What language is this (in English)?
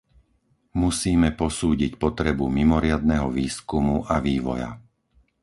Slovak